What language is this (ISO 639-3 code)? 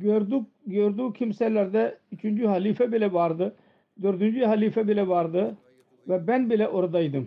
tur